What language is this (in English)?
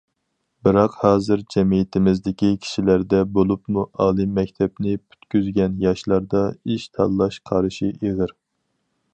Uyghur